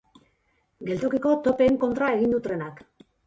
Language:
Basque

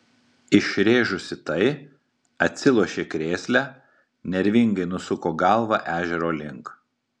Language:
Lithuanian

